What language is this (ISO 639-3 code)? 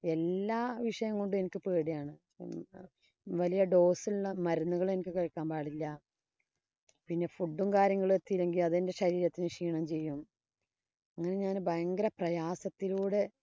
mal